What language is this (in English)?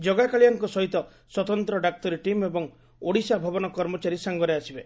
Odia